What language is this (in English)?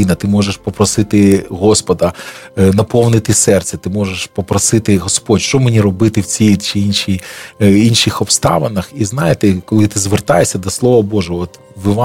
Ukrainian